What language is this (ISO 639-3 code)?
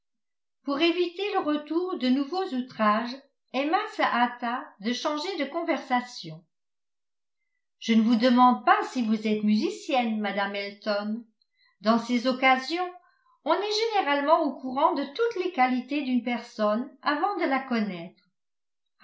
fra